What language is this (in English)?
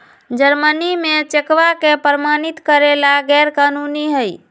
Magahi